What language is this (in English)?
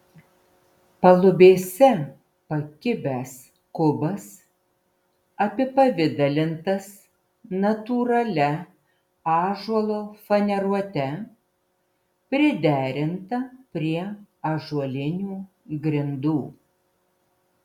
Lithuanian